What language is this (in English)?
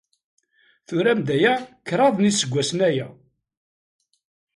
Kabyle